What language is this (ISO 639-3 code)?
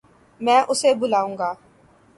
urd